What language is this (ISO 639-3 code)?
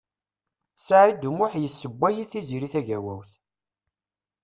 kab